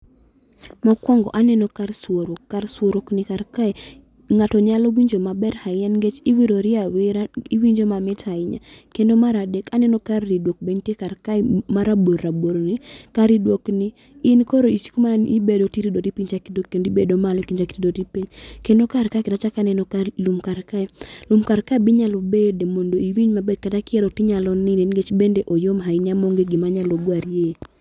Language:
Luo (Kenya and Tanzania)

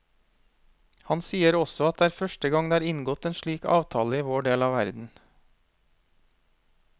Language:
Norwegian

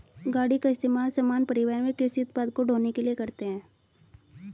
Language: Hindi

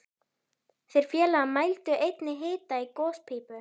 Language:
Icelandic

